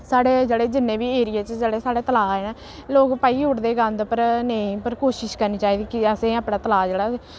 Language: Dogri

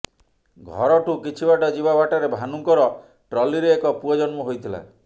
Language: Odia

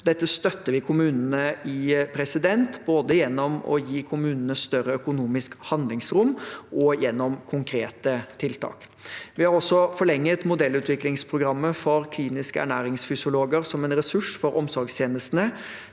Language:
Norwegian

